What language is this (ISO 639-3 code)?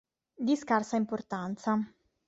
ita